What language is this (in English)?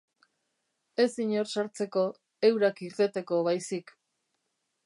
Basque